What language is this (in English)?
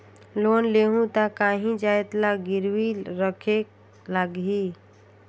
Chhattisgarhi